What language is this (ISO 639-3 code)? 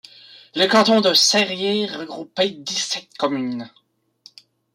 fra